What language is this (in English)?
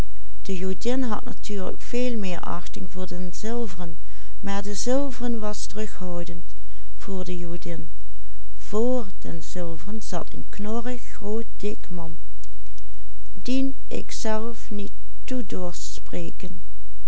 Dutch